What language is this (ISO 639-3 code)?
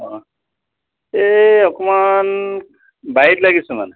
asm